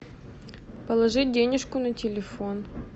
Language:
Russian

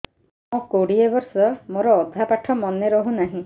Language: Odia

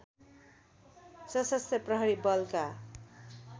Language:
Nepali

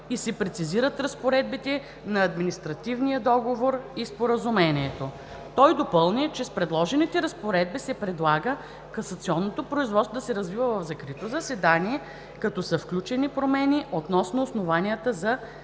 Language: Bulgarian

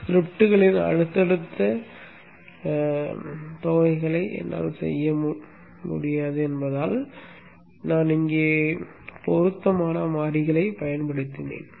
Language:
Tamil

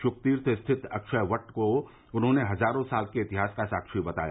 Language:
Hindi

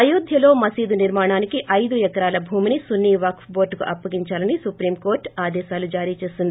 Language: Telugu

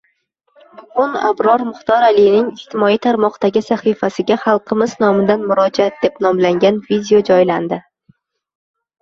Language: Uzbek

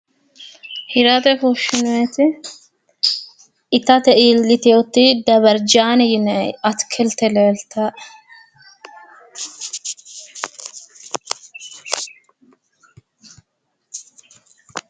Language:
Sidamo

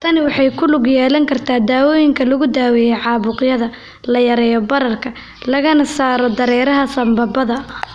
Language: Somali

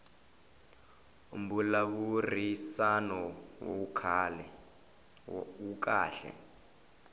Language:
Tsonga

